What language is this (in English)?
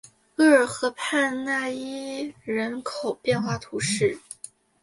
Chinese